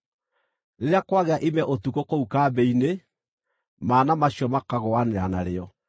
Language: Kikuyu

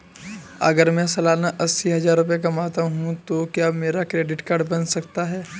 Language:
Hindi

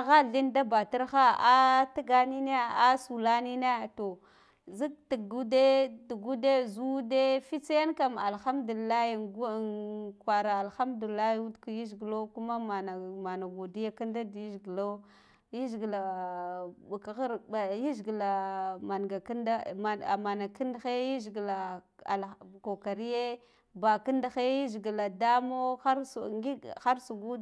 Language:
Guduf-Gava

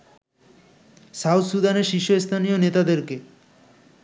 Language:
Bangla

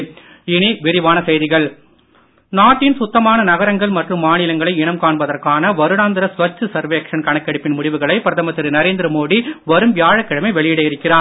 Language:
Tamil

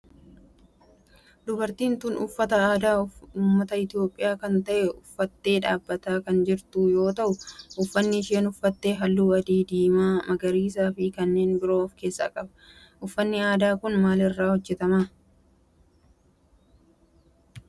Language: Oromo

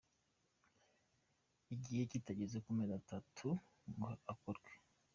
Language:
Kinyarwanda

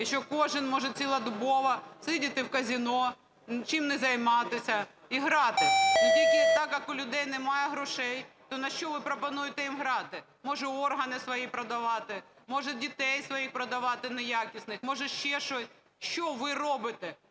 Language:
Ukrainian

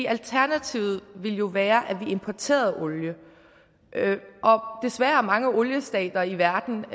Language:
Danish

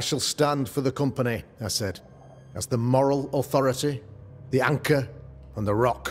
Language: English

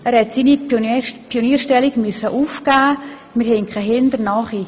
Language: Swiss German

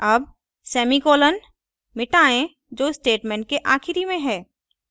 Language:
Hindi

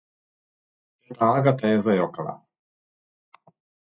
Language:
Slovenian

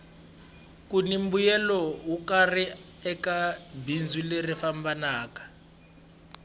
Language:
Tsonga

